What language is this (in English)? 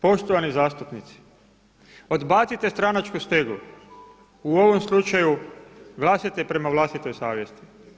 Croatian